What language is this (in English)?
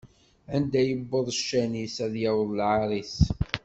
Kabyle